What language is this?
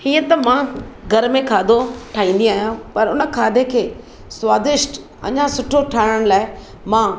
Sindhi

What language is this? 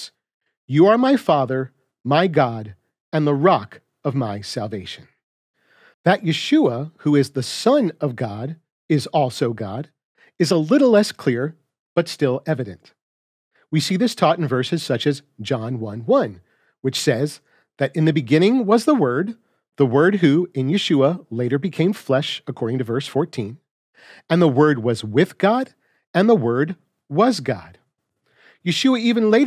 English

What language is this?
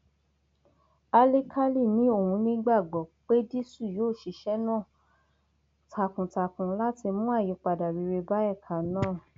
Yoruba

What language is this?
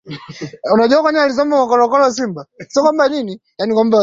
Swahili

